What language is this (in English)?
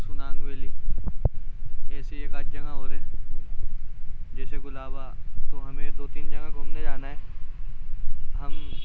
Urdu